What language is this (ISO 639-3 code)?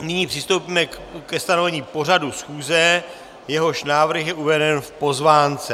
ces